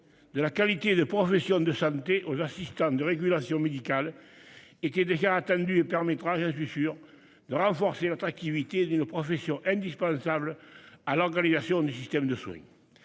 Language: French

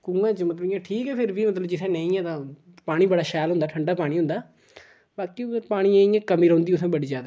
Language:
Dogri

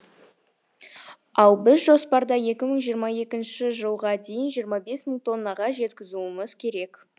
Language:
Kazakh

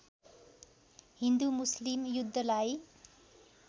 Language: Nepali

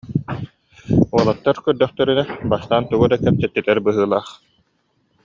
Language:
Yakut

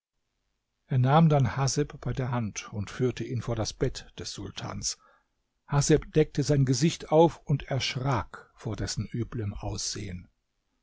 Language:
German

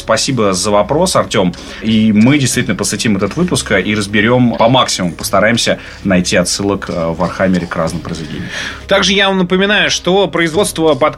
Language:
Russian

